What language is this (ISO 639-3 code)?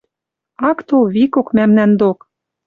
mrj